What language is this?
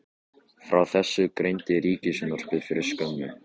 Icelandic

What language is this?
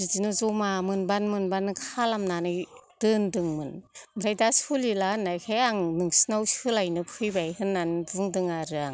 Bodo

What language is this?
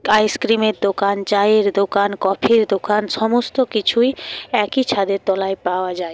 Bangla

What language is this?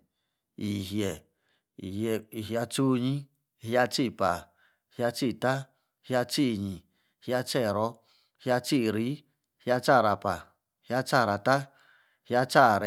Yace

